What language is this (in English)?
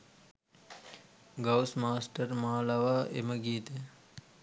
Sinhala